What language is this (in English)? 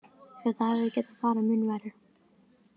Icelandic